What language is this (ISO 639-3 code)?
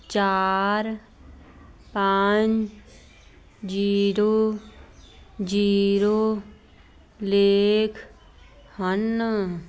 pan